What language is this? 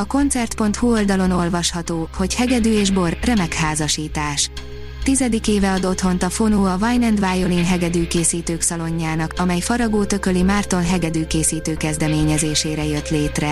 Hungarian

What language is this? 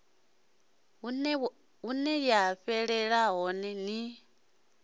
Venda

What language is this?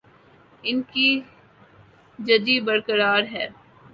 Urdu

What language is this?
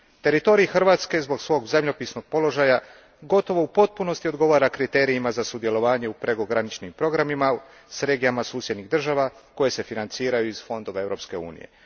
Croatian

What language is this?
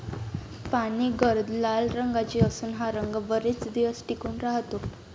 Marathi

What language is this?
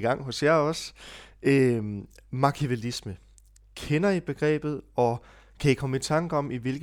Danish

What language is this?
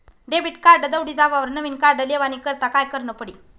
Marathi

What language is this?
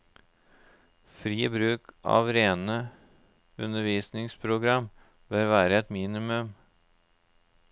Norwegian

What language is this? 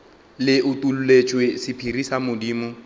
Northern Sotho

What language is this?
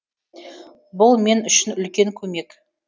Kazakh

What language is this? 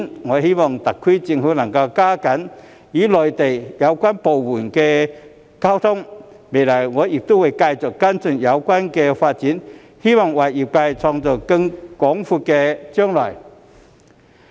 Cantonese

